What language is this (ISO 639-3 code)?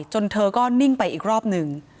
tha